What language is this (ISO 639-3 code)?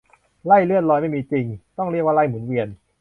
tha